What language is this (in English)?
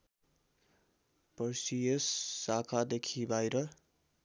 Nepali